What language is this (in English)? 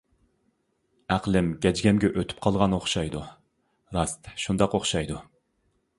Uyghur